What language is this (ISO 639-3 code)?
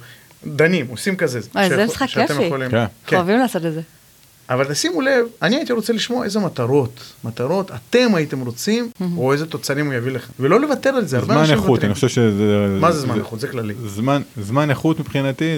heb